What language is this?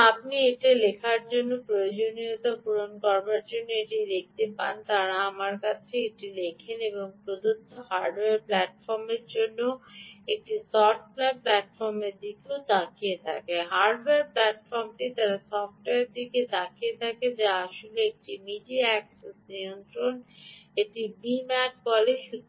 Bangla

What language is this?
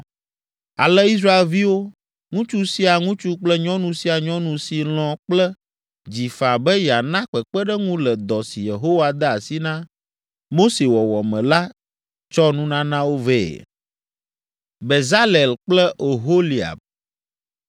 Ewe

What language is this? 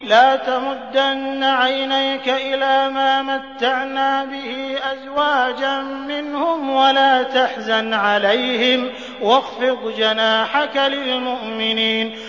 Arabic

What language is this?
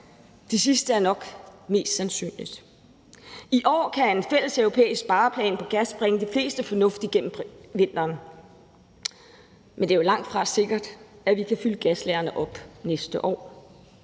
Danish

